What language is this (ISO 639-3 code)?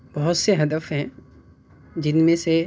urd